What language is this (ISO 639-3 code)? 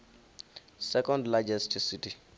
ven